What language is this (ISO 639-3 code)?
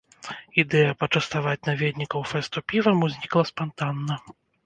bel